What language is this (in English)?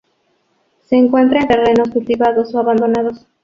Spanish